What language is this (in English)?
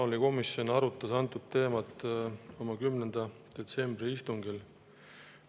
Estonian